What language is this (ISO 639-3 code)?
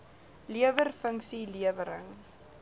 afr